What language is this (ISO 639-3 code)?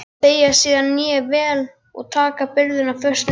isl